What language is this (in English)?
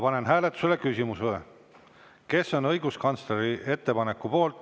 Estonian